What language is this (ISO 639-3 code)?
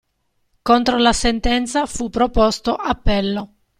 ita